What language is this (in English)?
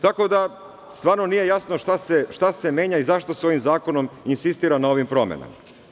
Serbian